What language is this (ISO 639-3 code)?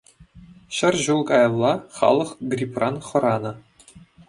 chv